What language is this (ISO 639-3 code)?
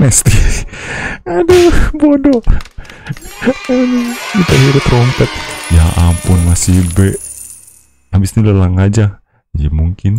ind